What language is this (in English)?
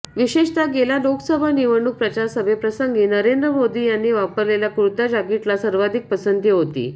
Marathi